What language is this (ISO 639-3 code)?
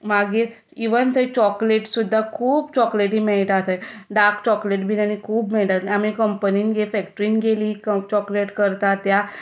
kok